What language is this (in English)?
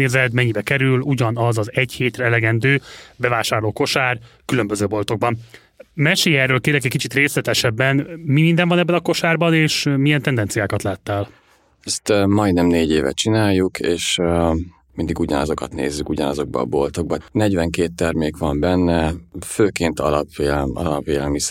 Hungarian